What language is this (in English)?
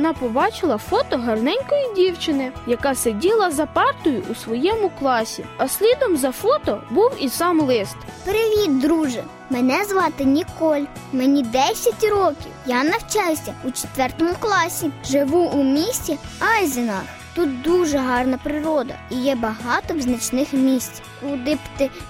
Ukrainian